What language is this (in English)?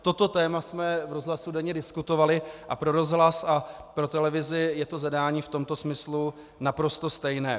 Czech